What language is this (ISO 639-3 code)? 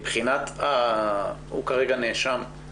heb